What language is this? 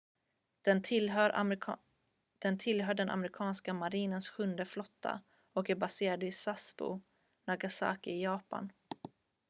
Swedish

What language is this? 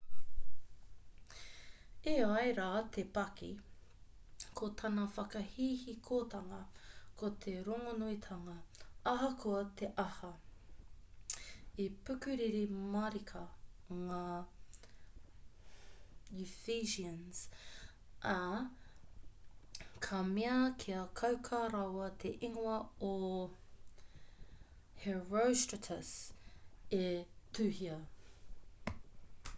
Māori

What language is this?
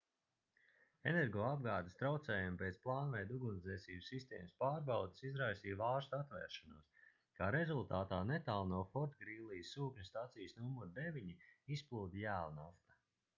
Latvian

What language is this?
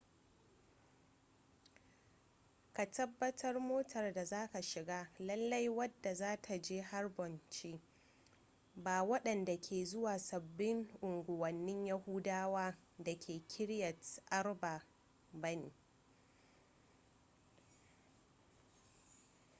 Hausa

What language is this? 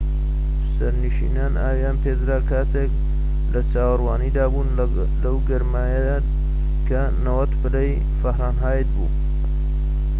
Central Kurdish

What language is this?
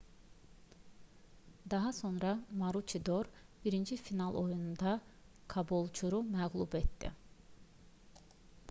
Azerbaijani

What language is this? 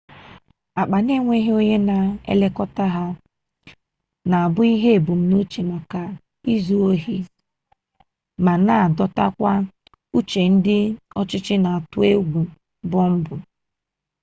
Igbo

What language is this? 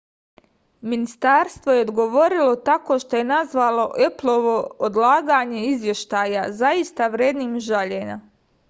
Serbian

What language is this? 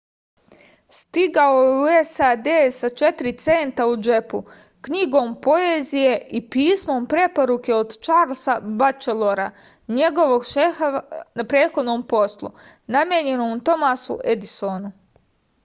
Serbian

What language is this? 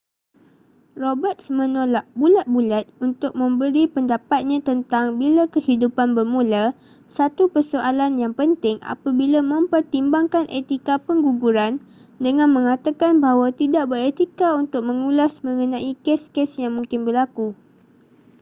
Malay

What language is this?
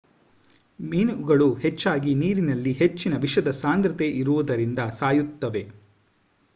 Kannada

